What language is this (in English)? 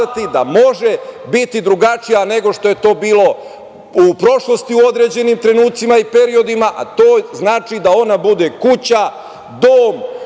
Serbian